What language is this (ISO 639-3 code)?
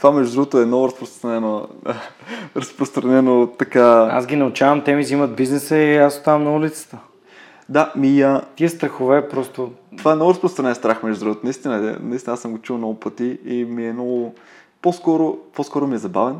bul